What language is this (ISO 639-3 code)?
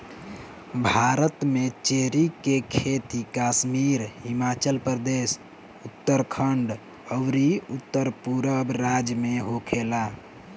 bho